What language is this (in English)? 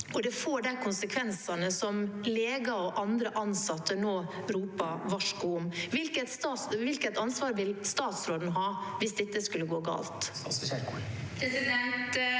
Norwegian